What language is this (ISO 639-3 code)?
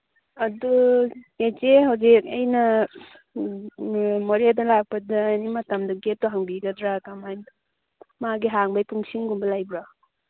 mni